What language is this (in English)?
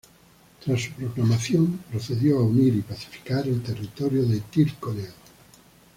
Spanish